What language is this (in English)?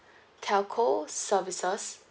English